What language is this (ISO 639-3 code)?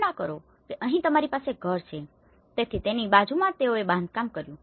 guj